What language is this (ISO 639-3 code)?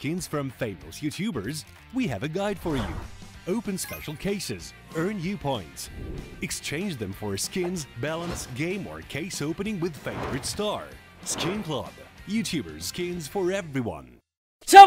spa